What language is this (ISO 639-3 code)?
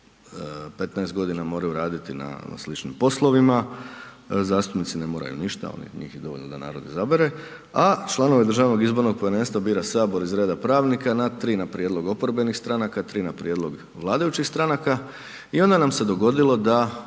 hrv